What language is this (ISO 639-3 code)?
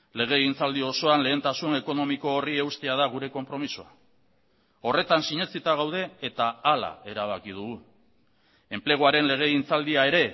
eus